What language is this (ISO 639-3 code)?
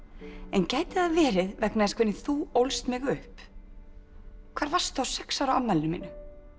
isl